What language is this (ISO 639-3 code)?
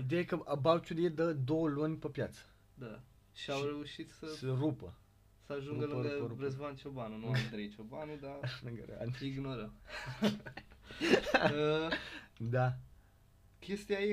ron